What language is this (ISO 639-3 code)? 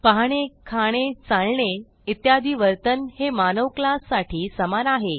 mar